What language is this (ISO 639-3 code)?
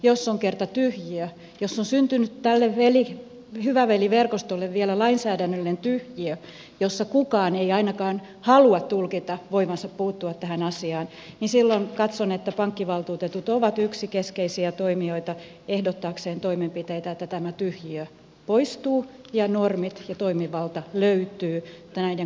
fin